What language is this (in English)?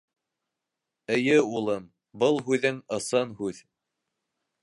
Bashkir